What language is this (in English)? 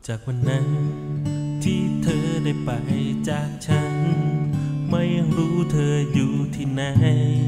Thai